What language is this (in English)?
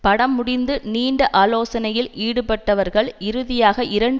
Tamil